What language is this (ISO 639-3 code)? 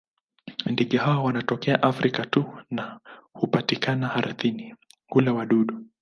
swa